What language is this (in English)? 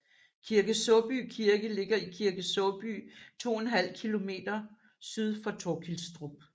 Danish